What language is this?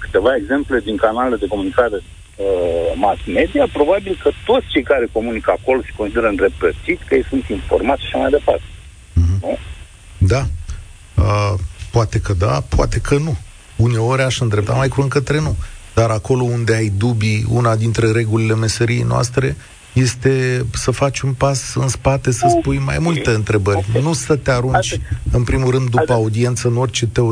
Romanian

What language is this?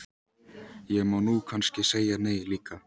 Icelandic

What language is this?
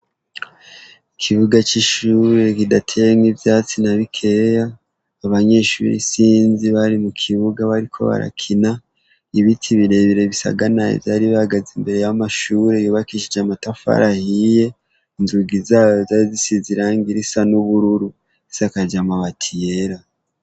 Rundi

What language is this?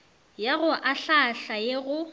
Northern Sotho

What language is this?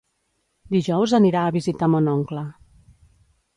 Catalan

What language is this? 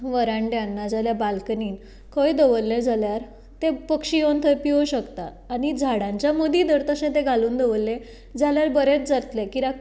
Konkani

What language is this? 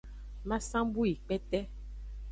Aja (Benin)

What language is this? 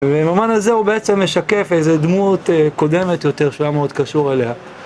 Hebrew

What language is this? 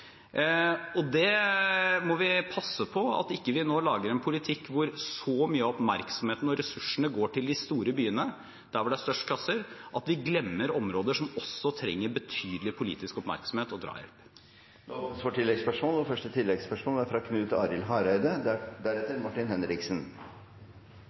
Norwegian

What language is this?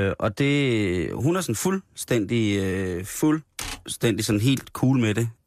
Danish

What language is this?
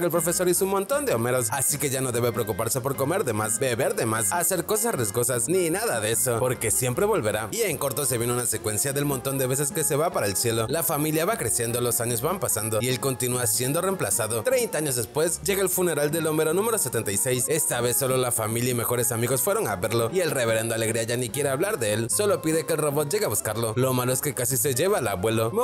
Spanish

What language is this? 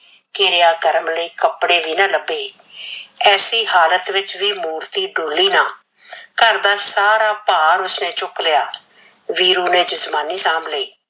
Punjabi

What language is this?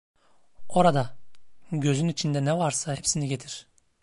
Turkish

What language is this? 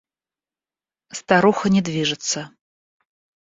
Russian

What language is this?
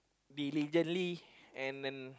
English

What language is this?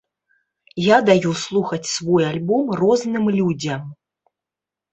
Belarusian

